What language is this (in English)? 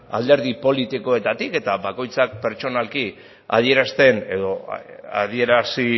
Basque